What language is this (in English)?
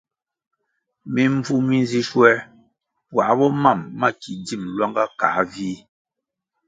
Kwasio